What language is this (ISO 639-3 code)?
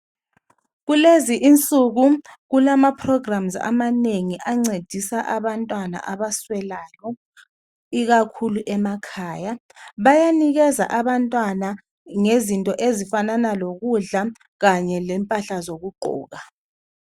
nde